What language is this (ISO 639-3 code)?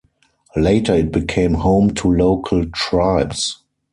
eng